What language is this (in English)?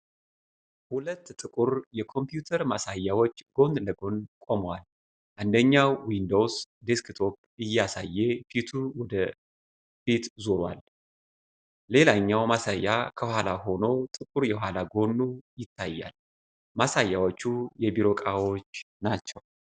Amharic